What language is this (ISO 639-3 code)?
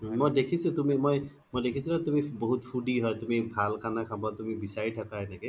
asm